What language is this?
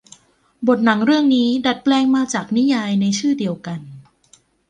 Thai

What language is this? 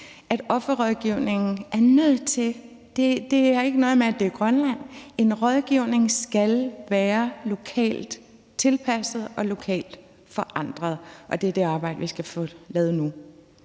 Danish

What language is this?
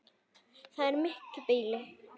Icelandic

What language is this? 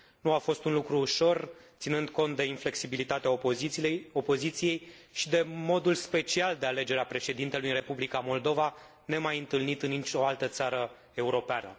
Romanian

